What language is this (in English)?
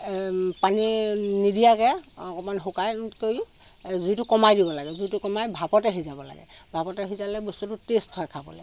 Assamese